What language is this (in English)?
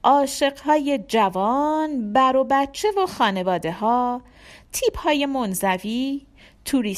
Persian